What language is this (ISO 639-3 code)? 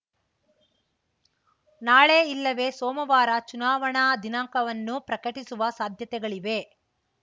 kan